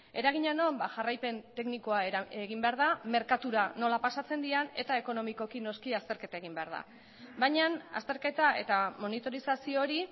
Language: Basque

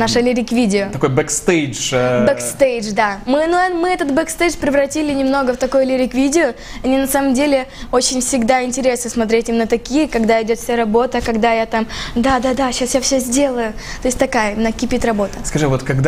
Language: Russian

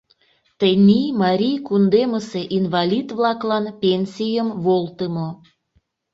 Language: Mari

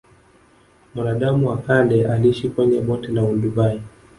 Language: Swahili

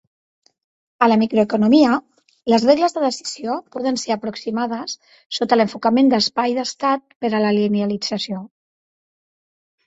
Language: Catalan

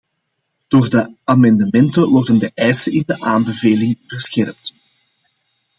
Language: Dutch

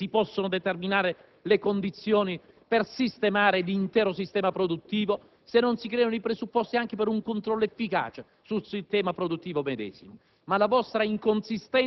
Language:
Italian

